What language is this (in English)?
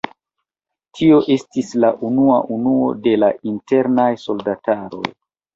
Esperanto